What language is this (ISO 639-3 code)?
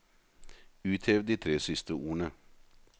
nor